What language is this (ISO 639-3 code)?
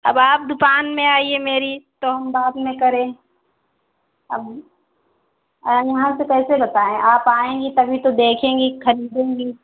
hin